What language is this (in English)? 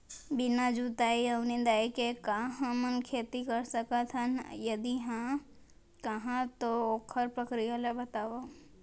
Chhattisgarhi